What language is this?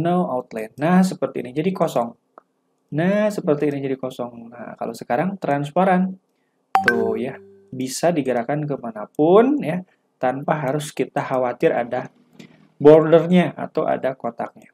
Indonesian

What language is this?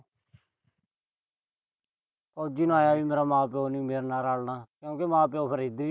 Punjabi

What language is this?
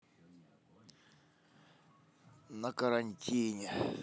Russian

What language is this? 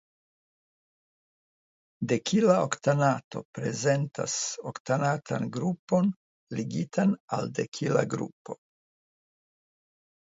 Esperanto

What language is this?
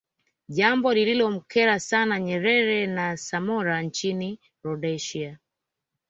Swahili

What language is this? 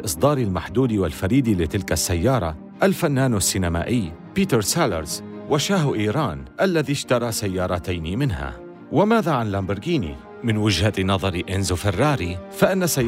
Arabic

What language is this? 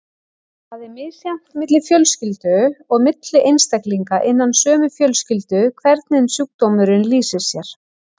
Icelandic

